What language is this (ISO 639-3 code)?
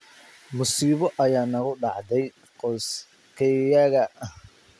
som